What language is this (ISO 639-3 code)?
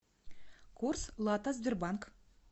rus